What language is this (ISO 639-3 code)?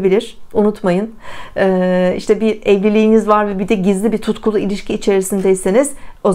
tur